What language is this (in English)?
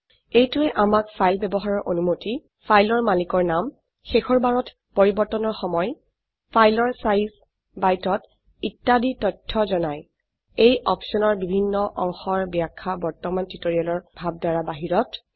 Assamese